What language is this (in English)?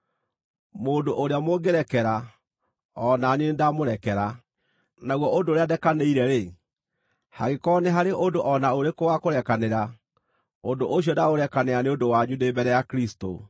Kikuyu